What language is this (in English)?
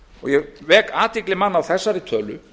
Icelandic